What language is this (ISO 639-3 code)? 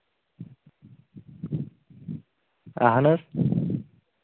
kas